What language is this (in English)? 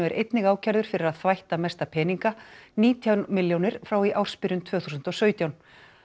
Icelandic